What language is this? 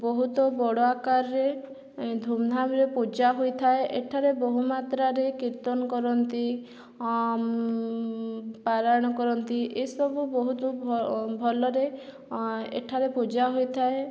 Odia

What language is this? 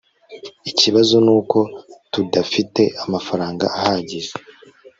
Kinyarwanda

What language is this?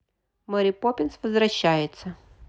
Russian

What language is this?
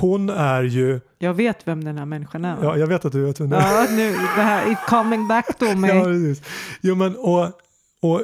Swedish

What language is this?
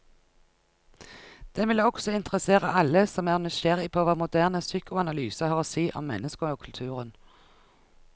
Norwegian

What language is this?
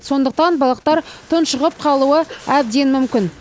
Kazakh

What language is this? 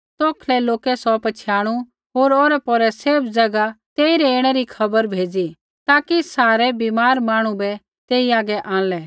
Kullu Pahari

